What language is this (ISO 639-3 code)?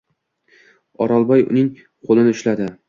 uzb